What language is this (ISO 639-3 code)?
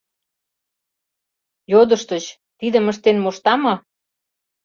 chm